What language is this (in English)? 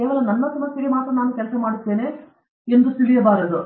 Kannada